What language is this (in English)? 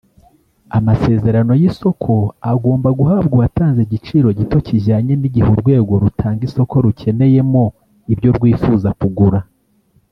Kinyarwanda